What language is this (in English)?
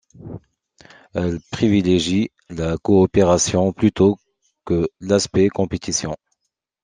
French